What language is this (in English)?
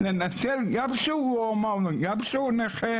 Hebrew